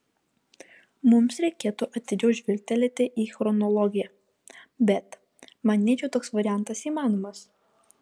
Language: Lithuanian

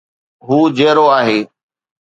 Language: Sindhi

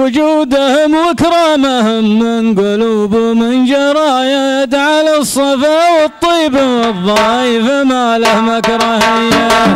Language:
Arabic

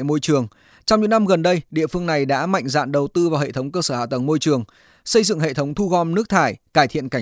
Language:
Vietnamese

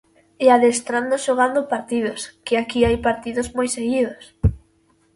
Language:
Galician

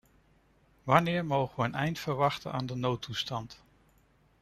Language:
Dutch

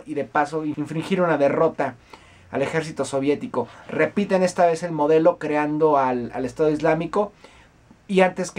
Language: Spanish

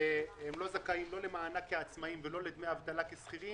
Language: Hebrew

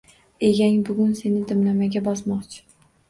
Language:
Uzbek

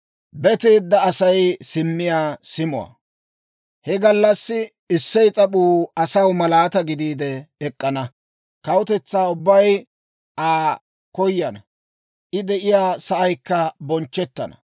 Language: Dawro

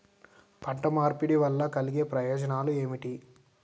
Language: Telugu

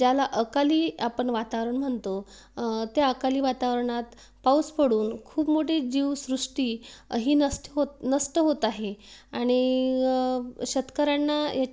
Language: Marathi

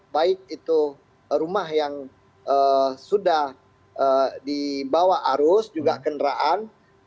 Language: Indonesian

